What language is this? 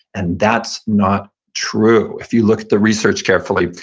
English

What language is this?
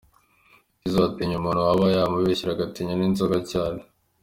Kinyarwanda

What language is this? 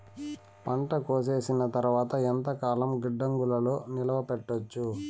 Telugu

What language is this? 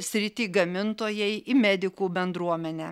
Lithuanian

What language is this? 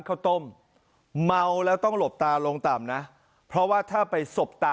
Thai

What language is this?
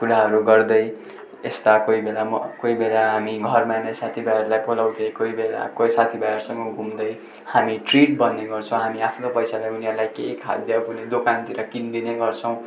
Nepali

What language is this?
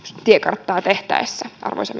Finnish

